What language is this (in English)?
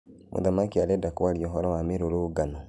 Kikuyu